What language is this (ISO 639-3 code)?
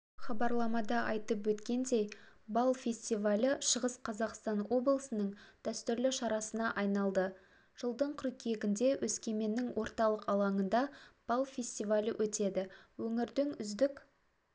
kaz